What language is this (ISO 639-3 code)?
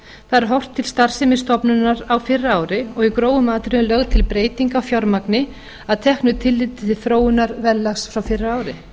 isl